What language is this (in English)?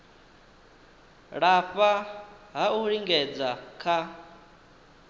Venda